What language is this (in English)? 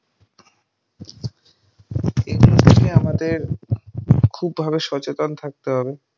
Bangla